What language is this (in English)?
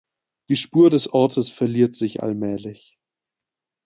German